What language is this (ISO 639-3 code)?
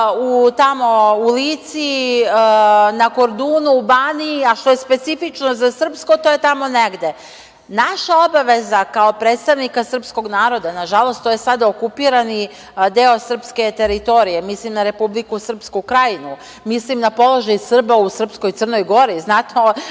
srp